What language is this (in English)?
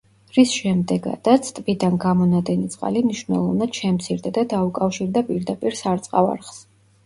Georgian